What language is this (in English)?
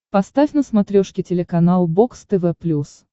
Russian